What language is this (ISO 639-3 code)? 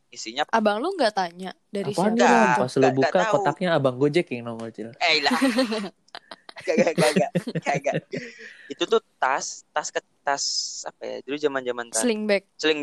ind